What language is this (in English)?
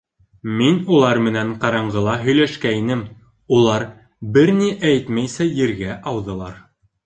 Bashkir